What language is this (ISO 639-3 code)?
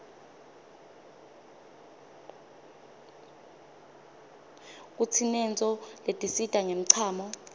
ssw